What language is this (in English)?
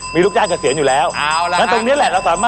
Thai